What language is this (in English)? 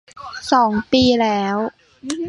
Thai